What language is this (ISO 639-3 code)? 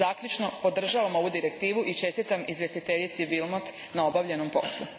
hrv